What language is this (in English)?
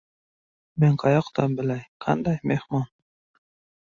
Uzbek